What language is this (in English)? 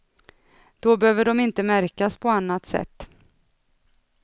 Swedish